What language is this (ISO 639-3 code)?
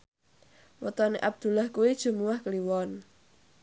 jav